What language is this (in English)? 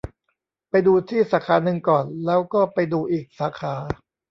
Thai